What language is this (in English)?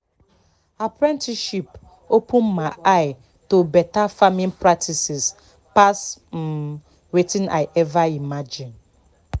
Nigerian Pidgin